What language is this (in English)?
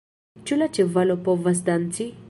Esperanto